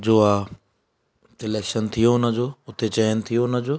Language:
Sindhi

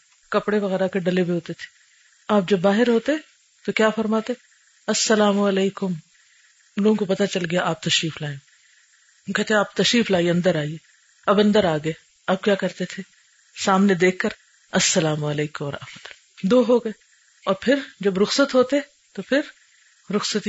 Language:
Urdu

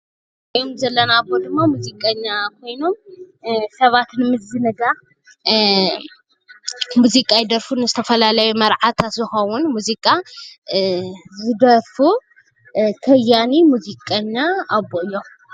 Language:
Tigrinya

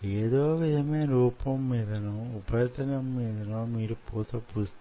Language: Telugu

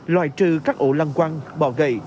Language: Vietnamese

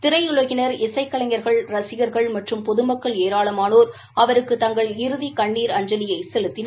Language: Tamil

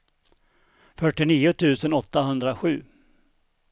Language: Swedish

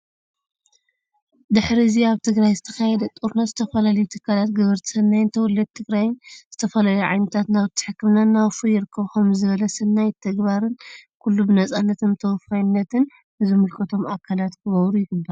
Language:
Tigrinya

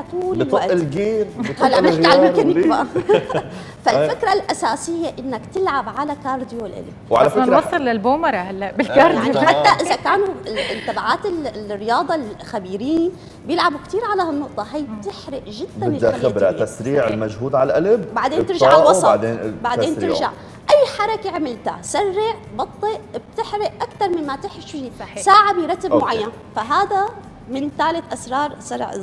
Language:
Arabic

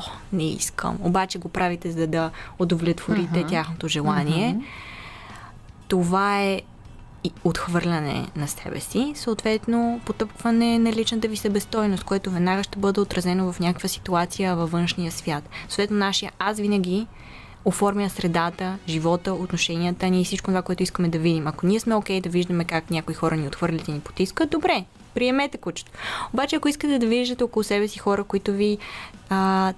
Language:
Bulgarian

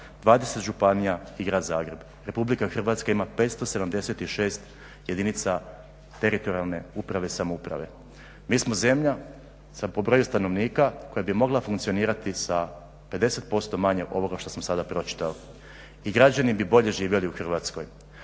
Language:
Croatian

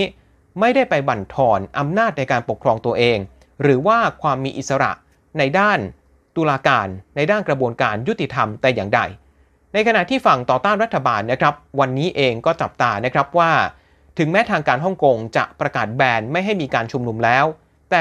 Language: Thai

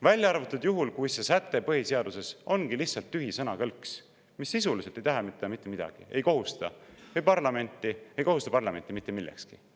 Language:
Estonian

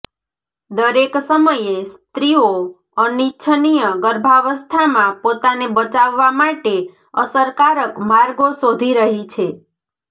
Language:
Gujarati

